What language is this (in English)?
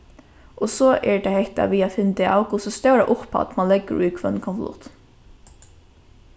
Faroese